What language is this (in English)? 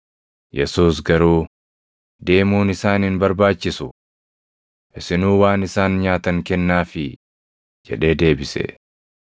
Oromo